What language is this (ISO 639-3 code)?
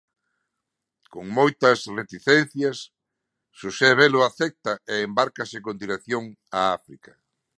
glg